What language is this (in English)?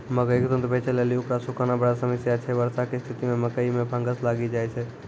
Maithili